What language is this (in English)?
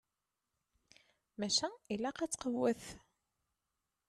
Kabyle